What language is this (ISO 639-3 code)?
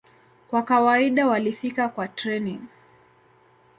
swa